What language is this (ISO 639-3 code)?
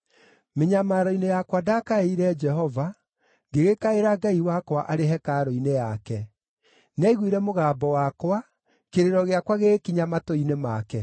kik